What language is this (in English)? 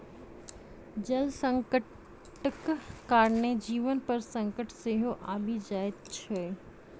Maithili